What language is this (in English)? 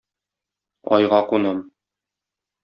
Tatar